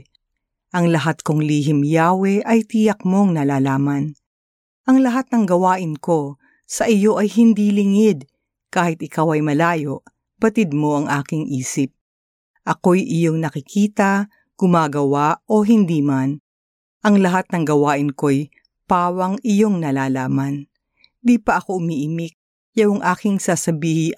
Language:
Filipino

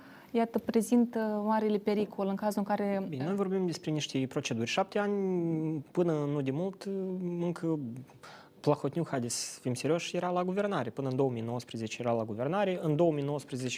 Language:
Romanian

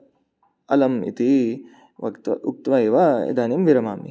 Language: Sanskrit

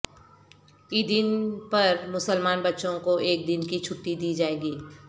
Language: Urdu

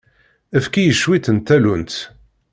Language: Kabyle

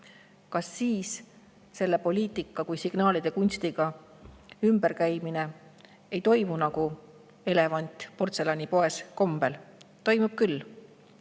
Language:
Estonian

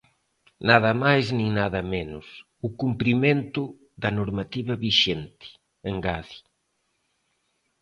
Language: Galician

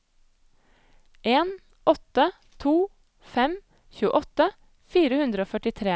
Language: Norwegian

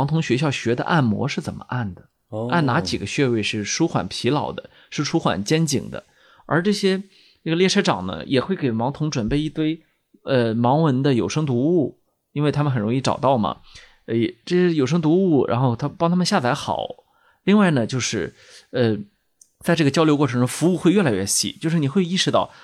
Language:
Chinese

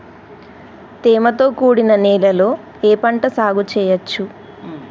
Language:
Telugu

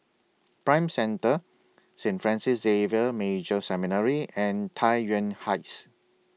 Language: English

